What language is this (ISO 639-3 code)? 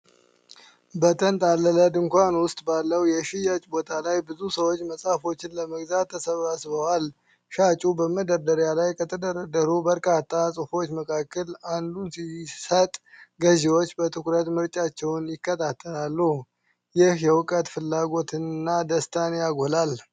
amh